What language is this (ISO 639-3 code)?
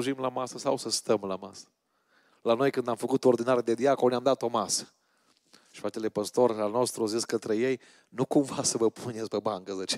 ron